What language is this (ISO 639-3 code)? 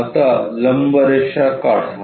mar